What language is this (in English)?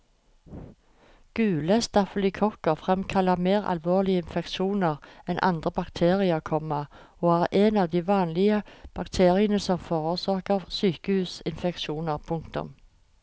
Norwegian